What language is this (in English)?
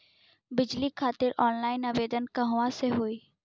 Bhojpuri